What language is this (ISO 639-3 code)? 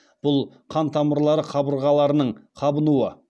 kaz